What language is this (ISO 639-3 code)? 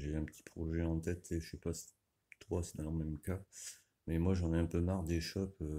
fra